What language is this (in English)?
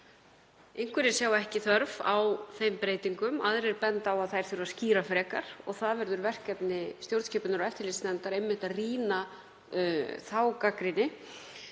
Icelandic